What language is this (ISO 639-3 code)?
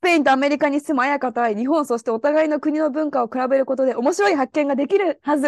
jpn